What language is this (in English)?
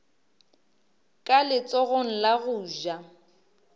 Northern Sotho